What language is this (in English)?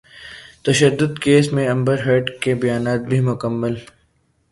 Urdu